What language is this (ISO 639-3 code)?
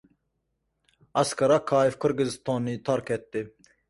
uzb